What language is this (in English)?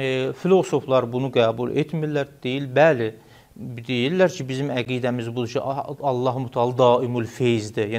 Turkish